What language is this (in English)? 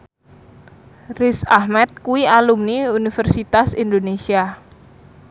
Javanese